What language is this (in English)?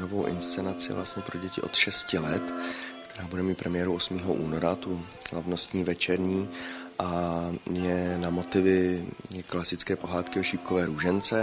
Czech